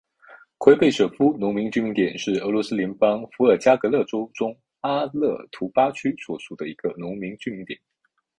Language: Chinese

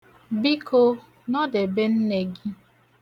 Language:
Igbo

